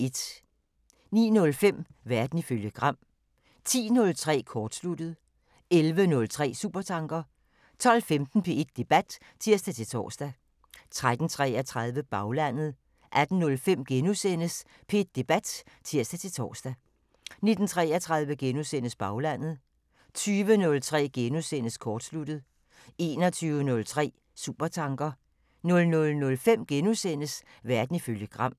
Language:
Danish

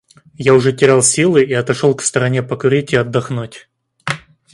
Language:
Russian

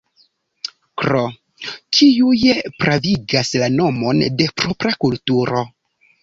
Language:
Esperanto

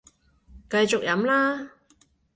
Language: Cantonese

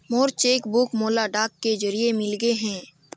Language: Chhattisgarhi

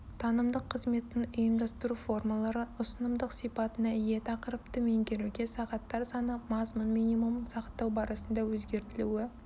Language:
Kazakh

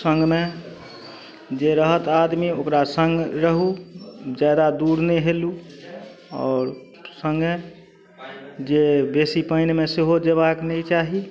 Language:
Maithili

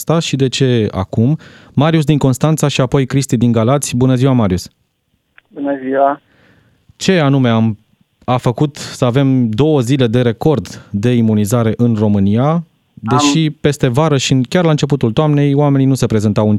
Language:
Romanian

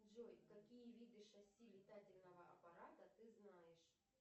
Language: Russian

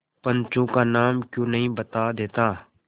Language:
Hindi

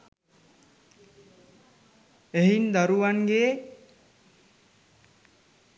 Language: Sinhala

